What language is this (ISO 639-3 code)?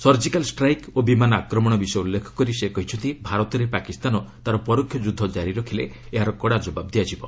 ori